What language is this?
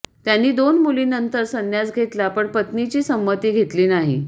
Marathi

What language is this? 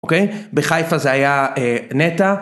Hebrew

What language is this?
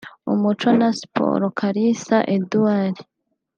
Kinyarwanda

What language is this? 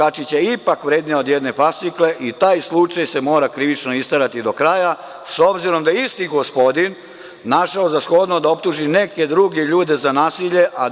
Serbian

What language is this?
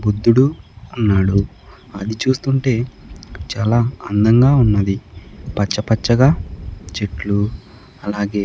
Telugu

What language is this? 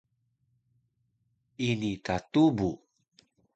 Taroko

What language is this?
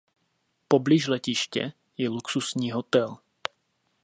Czech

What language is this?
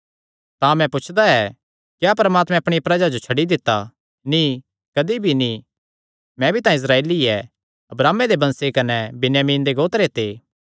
Kangri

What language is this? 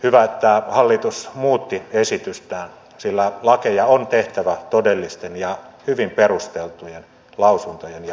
Finnish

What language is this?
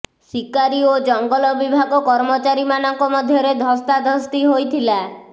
Odia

